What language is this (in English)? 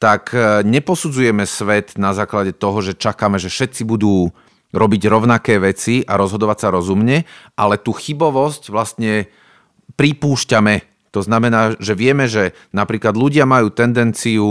Slovak